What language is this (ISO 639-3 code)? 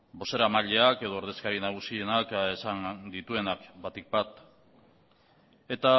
eus